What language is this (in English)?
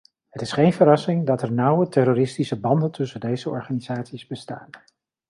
Dutch